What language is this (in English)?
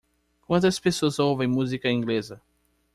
Portuguese